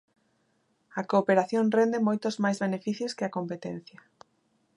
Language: Galician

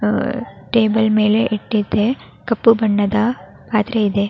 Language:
Kannada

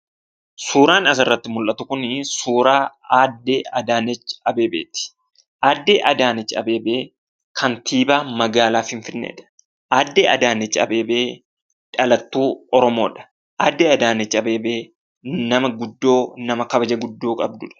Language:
Oromo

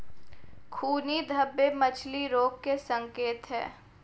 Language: Hindi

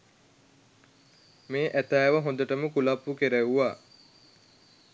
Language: Sinhala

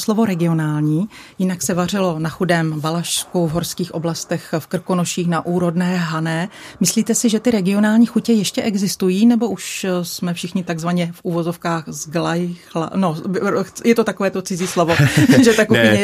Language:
Czech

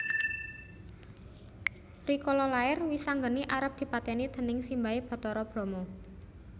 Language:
Javanese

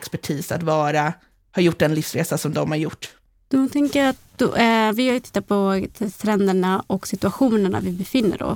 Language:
Swedish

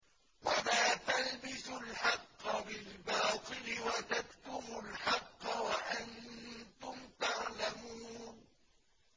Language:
Arabic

